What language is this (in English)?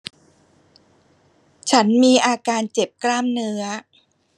Thai